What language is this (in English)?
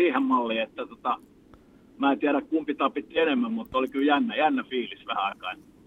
Finnish